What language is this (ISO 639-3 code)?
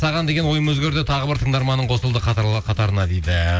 kaz